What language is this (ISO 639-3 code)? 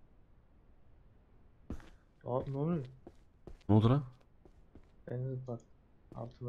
tur